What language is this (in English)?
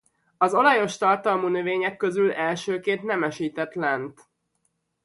Hungarian